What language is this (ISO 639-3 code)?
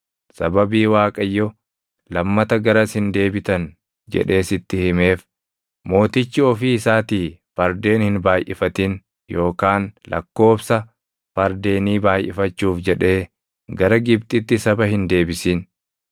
orm